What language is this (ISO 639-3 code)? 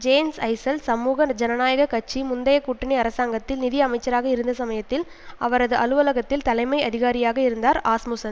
tam